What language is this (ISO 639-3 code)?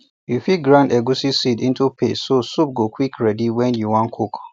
pcm